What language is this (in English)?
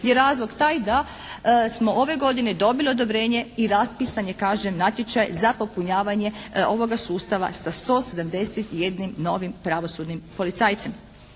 Croatian